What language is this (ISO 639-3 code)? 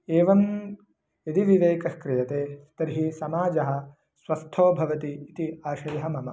san